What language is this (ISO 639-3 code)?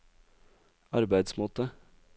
nor